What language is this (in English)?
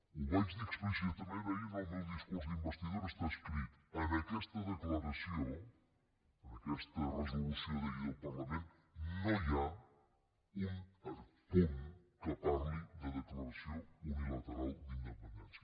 Catalan